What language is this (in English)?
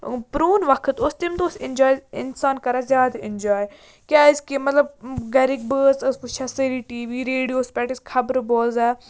Kashmiri